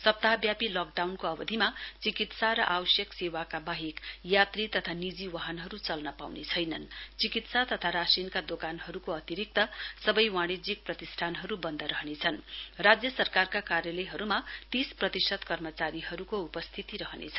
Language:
Nepali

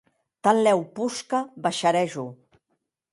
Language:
Occitan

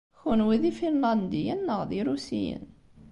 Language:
Kabyle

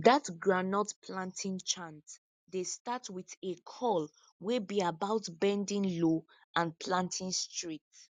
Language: Nigerian Pidgin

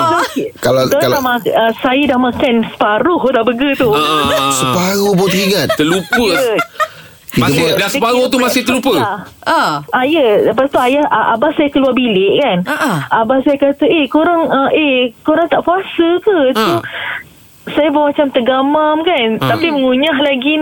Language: Malay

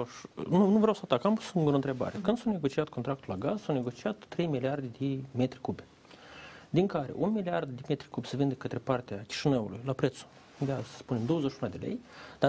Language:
Romanian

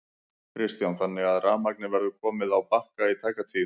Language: Icelandic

